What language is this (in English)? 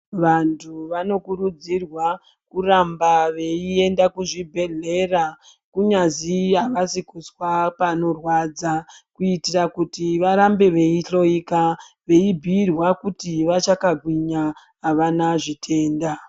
Ndau